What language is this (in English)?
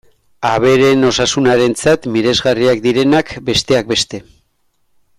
Basque